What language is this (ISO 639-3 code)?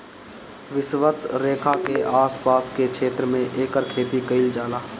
bho